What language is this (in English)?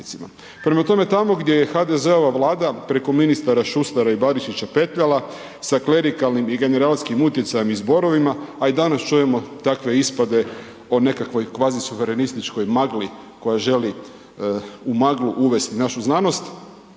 Croatian